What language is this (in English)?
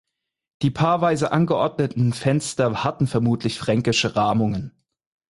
German